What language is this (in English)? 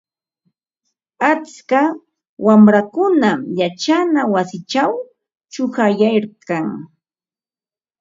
Ambo-Pasco Quechua